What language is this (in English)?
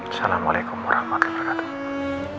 Indonesian